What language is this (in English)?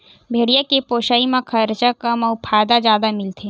Chhattisgarhi